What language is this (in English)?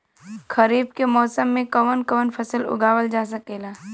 Bhojpuri